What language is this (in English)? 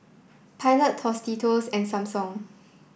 English